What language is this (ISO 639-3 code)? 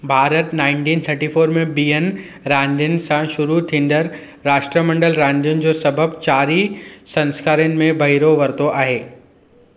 snd